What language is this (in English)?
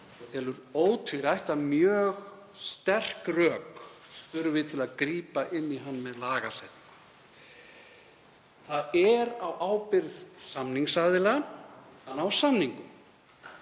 Icelandic